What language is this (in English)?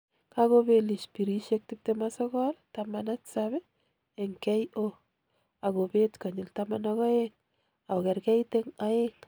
Kalenjin